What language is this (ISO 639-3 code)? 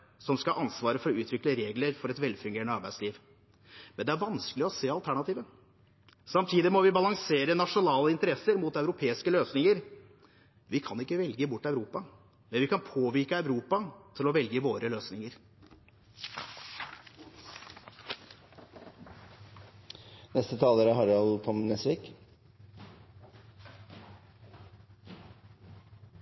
nob